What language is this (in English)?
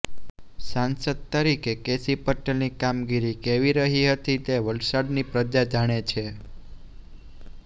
Gujarati